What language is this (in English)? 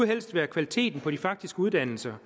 Danish